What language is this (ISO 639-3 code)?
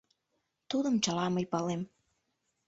chm